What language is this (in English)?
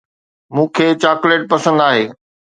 Sindhi